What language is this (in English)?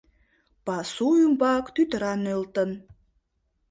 Mari